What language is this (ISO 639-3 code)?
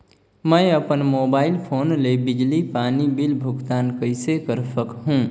hne